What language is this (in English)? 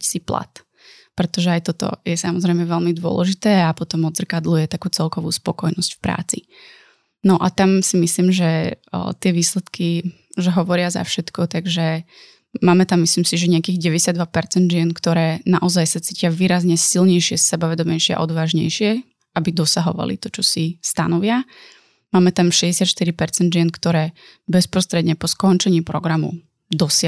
Slovak